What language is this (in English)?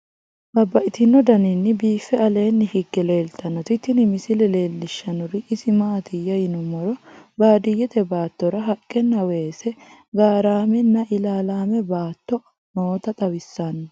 Sidamo